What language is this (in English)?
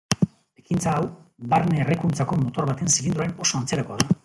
Basque